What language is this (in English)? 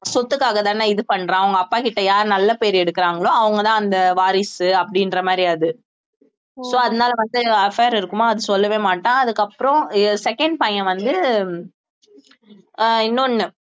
Tamil